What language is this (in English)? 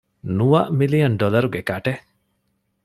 Divehi